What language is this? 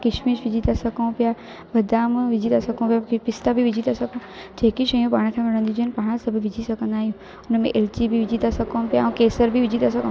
Sindhi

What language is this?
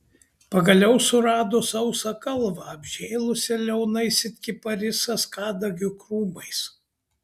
Lithuanian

